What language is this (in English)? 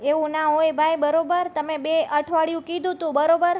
Gujarati